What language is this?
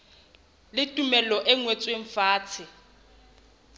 Southern Sotho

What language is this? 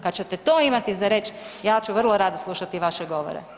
Croatian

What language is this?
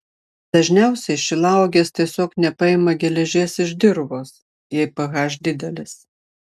Lithuanian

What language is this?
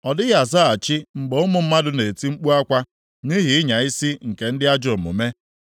Igbo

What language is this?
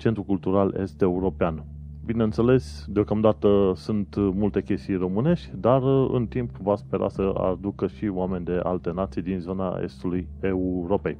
Romanian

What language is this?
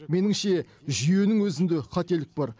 Kazakh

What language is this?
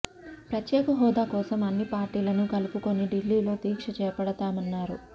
Telugu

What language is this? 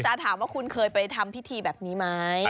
Thai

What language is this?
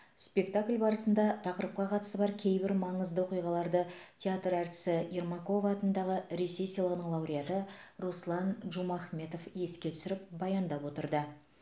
Kazakh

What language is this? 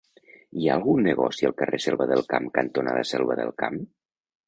Catalan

